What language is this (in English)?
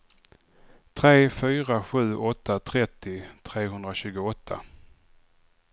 Swedish